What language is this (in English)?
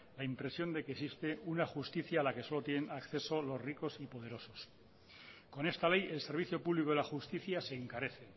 Spanish